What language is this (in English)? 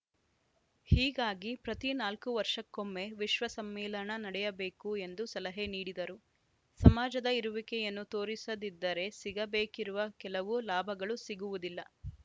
Kannada